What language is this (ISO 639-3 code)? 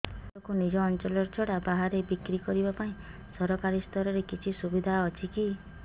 ori